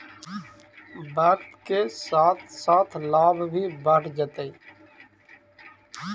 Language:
Magahi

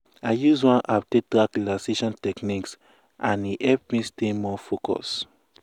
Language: Nigerian Pidgin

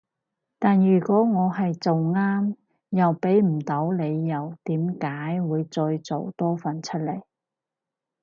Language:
Cantonese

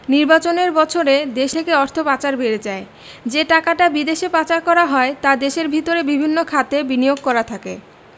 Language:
Bangla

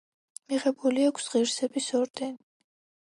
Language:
Georgian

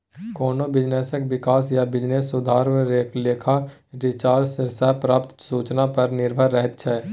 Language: Maithili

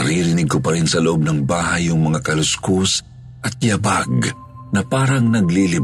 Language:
Filipino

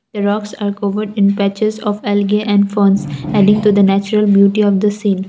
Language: English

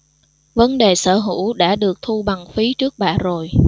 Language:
Vietnamese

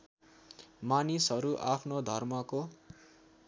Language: Nepali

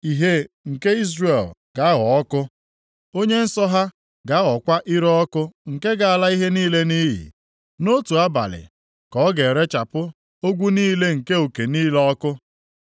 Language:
Igbo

